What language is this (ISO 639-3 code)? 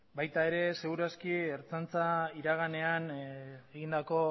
eus